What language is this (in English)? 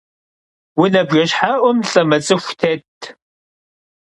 Kabardian